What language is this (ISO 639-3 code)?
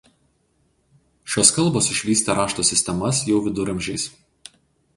lit